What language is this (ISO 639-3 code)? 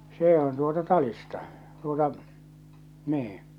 fin